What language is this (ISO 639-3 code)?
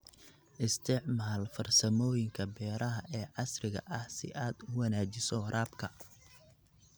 som